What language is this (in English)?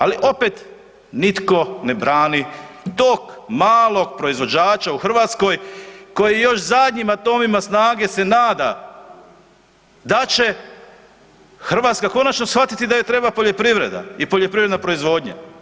Croatian